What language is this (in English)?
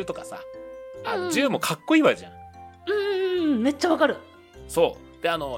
Japanese